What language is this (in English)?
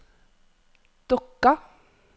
Norwegian